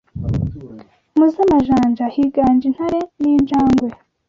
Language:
Kinyarwanda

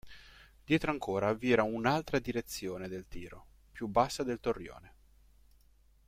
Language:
Italian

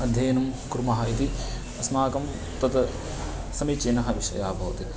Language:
Sanskrit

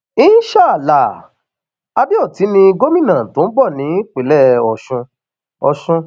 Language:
Yoruba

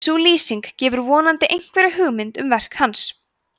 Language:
Icelandic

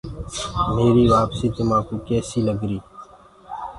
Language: Gurgula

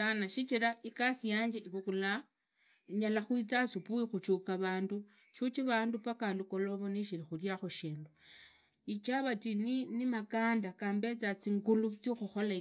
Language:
Idakho-Isukha-Tiriki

